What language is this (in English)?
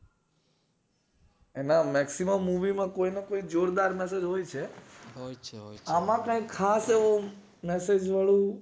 Gujarati